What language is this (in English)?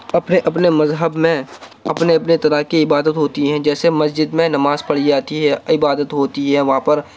Urdu